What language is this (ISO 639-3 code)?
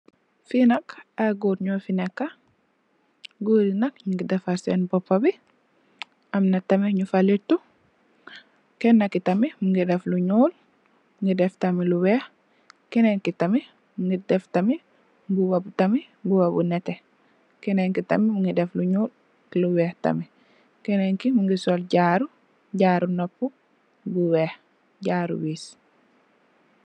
wol